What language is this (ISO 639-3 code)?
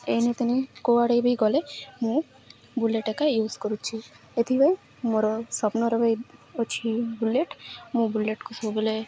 ori